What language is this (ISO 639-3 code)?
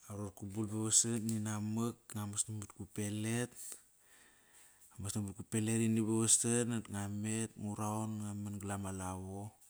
ckr